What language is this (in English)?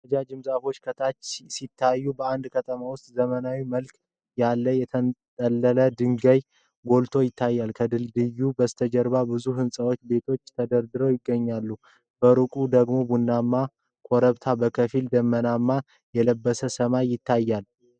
Amharic